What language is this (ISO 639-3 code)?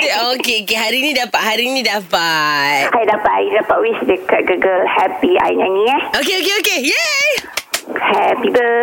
msa